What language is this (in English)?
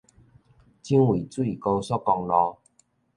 Min Nan Chinese